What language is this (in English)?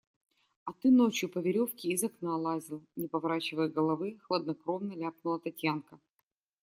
Russian